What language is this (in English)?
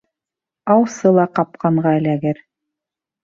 Bashkir